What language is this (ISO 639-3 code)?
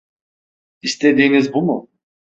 tur